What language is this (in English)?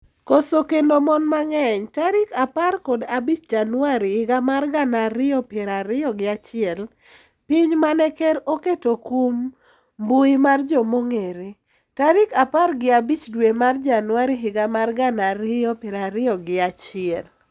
Luo (Kenya and Tanzania)